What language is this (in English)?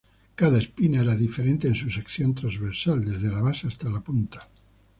Spanish